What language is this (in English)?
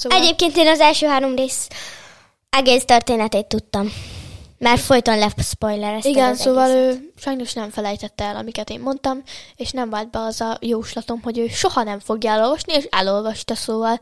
Hungarian